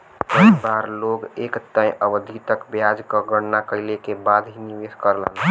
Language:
Bhojpuri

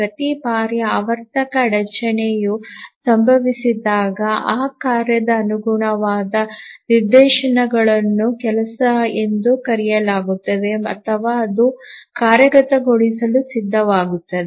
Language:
Kannada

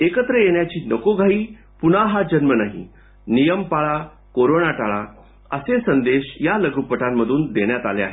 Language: Marathi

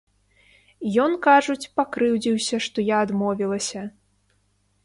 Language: Belarusian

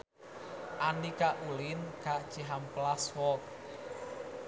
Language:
Sundanese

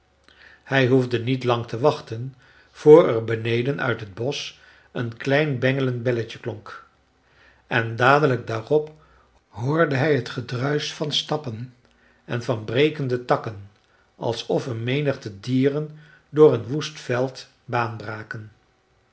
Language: Dutch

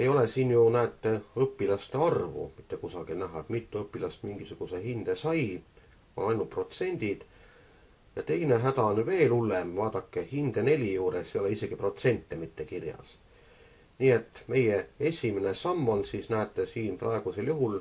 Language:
Finnish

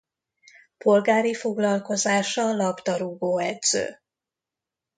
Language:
Hungarian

